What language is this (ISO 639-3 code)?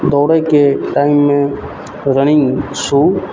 mai